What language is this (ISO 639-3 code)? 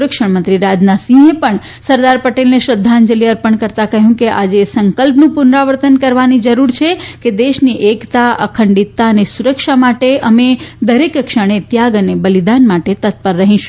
guj